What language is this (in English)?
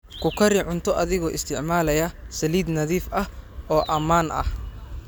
Somali